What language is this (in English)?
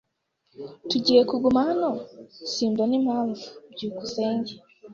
Kinyarwanda